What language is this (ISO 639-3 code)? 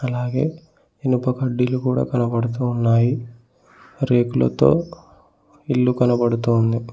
tel